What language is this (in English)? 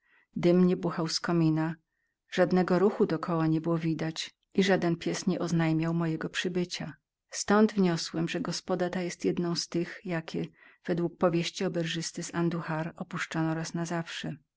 Polish